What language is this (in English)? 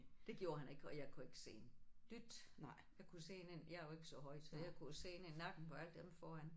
Danish